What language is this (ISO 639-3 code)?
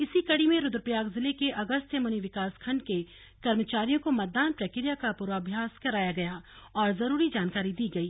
hin